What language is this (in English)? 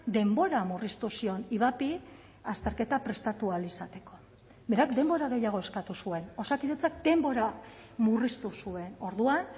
Basque